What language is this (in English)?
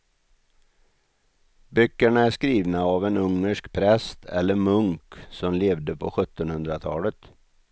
Swedish